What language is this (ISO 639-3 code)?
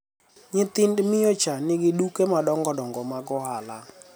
luo